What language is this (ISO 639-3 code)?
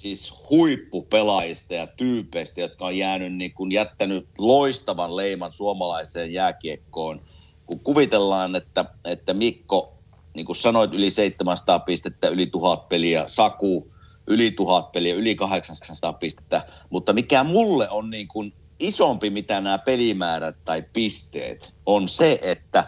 fin